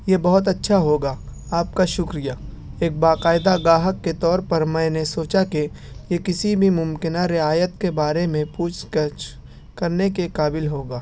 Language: Urdu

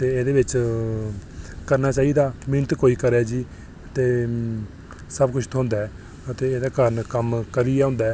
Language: Dogri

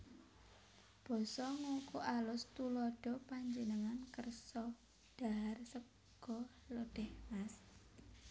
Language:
Javanese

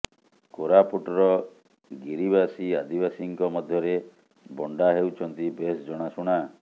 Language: Odia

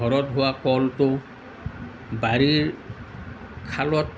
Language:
Assamese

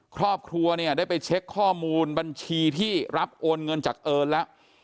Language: Thai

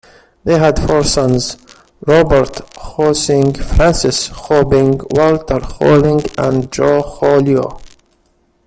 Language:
English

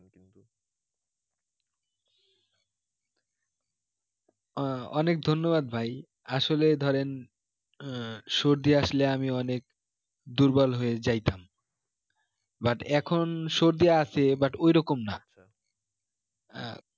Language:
Bangla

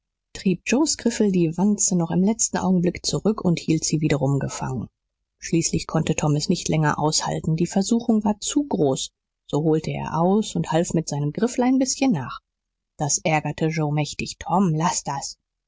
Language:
German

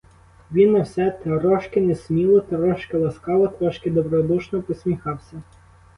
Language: Ukrainian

